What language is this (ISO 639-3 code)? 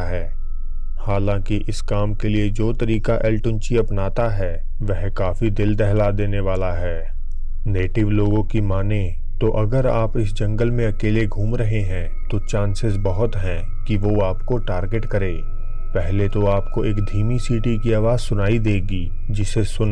hin